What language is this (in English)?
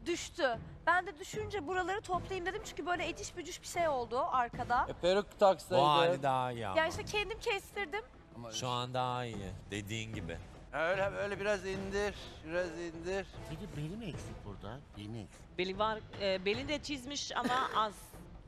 Turkish